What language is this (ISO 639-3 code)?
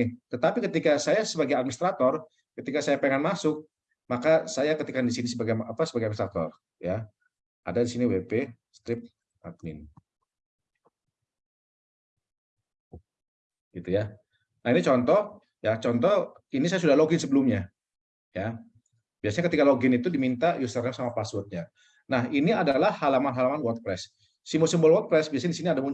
ind